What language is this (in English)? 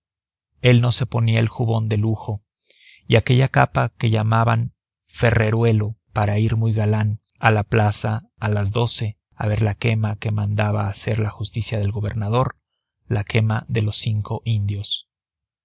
Spanish